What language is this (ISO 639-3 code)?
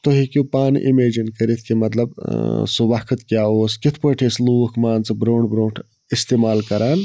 kas